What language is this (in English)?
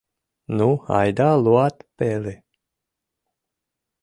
Mari